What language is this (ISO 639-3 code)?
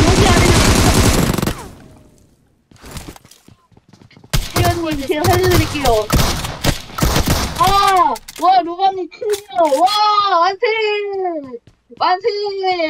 kor